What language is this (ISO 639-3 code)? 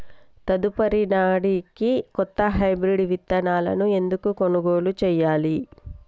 tel